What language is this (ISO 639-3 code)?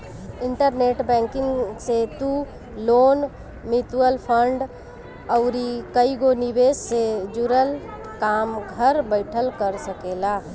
bho